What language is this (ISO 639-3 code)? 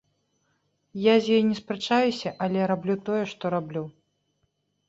bel